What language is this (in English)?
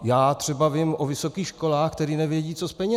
Czech